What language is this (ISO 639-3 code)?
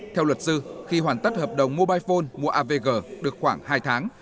vie